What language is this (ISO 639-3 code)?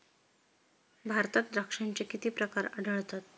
mar